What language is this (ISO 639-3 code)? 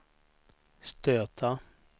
swe